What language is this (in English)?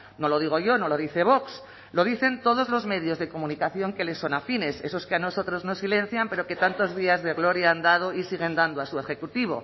Spanish